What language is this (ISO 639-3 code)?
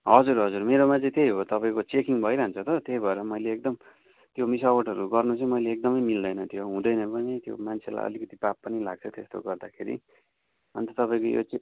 nep